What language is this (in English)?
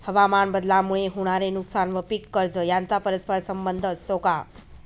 Marathi